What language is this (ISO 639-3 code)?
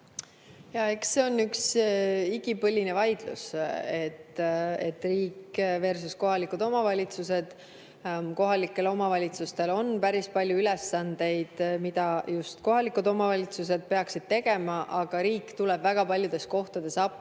est